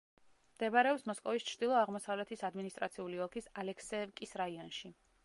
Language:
Georgian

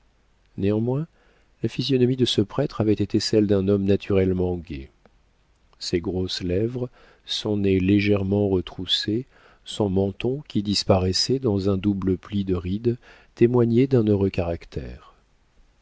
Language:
French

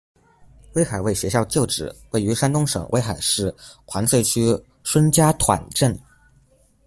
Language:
Chinese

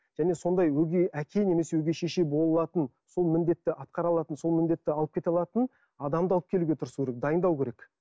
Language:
Kazakh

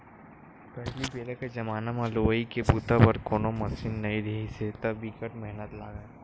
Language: Chhattisgarhi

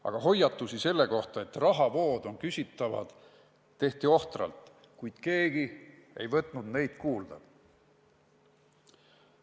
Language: Estonian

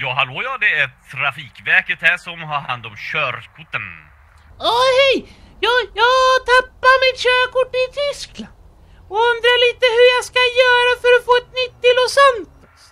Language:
Swedish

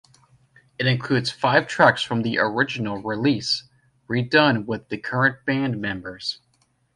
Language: English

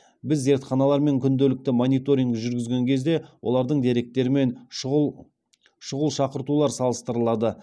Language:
Kazakh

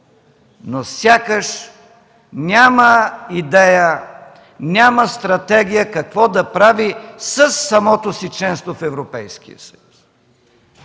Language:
Bulgarian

